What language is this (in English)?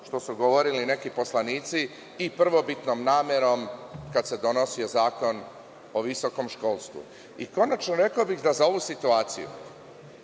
Serbian